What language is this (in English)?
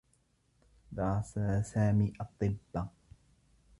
Arabic